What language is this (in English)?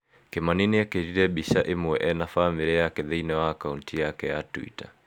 Kikuyu